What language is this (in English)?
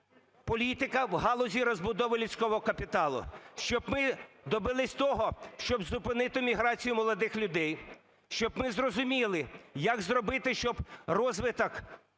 Ukrainian